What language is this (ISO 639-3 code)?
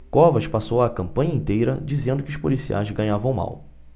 por